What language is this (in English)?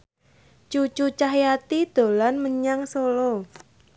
Javanese